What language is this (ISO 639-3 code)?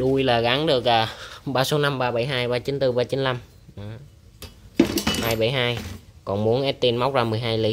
vie